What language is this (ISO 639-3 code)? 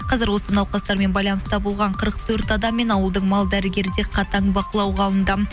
kaz